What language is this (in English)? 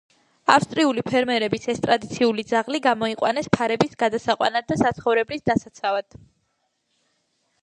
Georgian